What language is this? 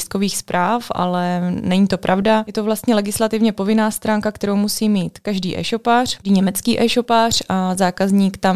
Czech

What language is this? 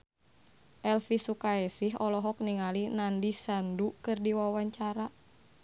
Sundanese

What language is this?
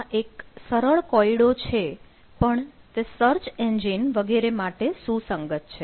Gujarati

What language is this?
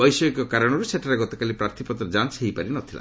Odia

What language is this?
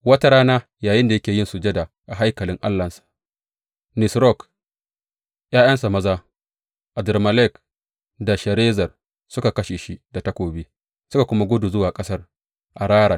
Hausa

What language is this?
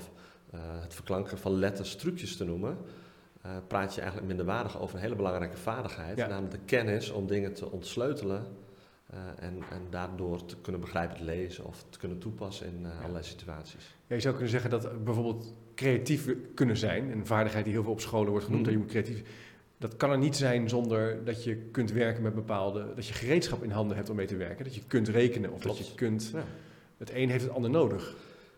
Dutch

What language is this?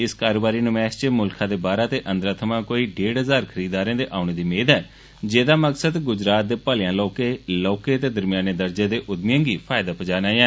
Dogri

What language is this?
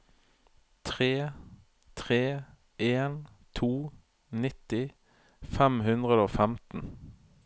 Norwegian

